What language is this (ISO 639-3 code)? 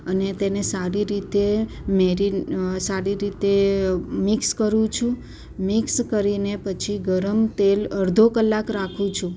guj